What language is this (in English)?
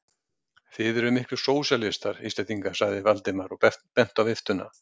Icelandic